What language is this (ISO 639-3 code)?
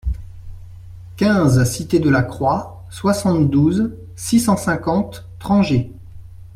fra